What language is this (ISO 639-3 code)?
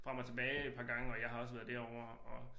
dan